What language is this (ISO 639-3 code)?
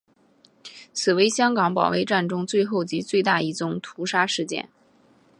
zho